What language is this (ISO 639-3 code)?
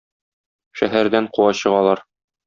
tat